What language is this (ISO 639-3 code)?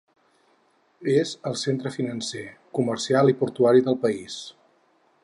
cat